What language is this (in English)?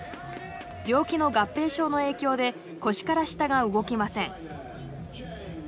Japanese